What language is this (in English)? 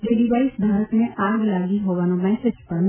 Gujarati